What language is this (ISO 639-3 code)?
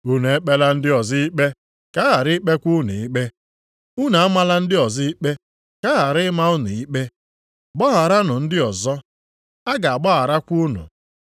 ibo